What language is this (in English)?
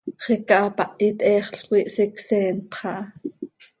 Seri